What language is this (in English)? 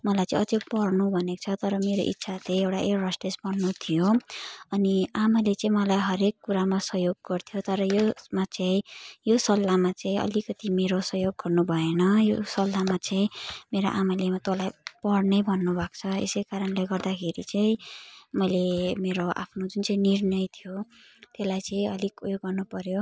Nepali